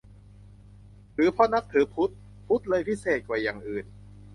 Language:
Thai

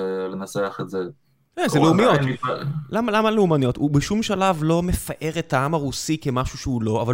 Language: Hebrew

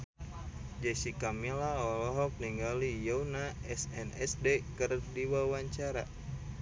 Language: Sundanese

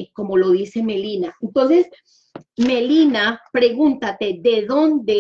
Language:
Spanish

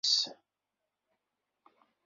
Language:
Kabyle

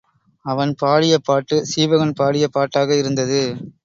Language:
Tamil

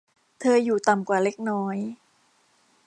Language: Thai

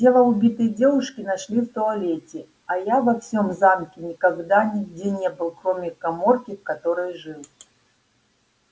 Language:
Russian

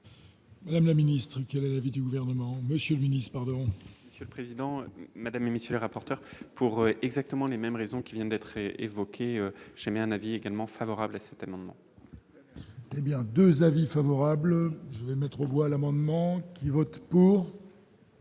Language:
French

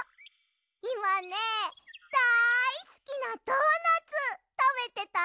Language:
Japanese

